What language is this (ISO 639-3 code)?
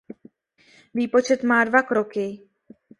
ces